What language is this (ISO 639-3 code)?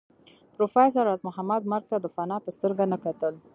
pus